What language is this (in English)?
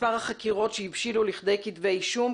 Hebrew